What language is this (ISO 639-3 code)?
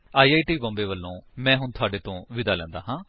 pan